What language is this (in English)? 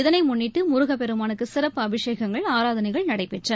Tamil